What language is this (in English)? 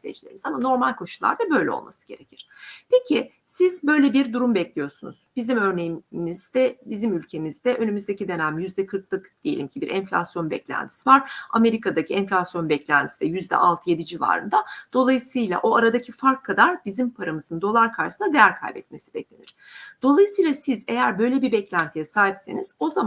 Turkish